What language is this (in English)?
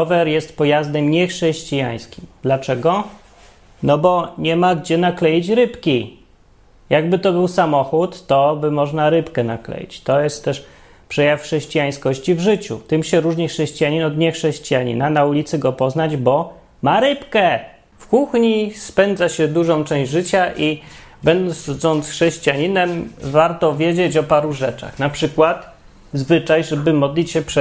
Polish